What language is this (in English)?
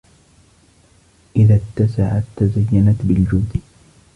Arabic